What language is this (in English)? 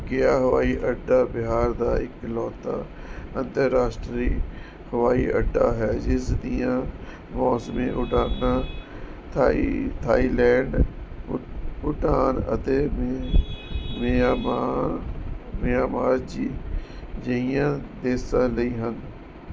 Punjabi